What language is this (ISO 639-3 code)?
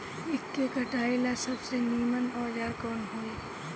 bho